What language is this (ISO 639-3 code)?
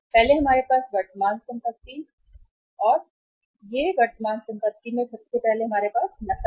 hin